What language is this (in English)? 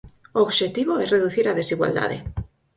Galician